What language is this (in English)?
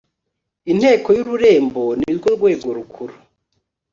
Kinyarwanda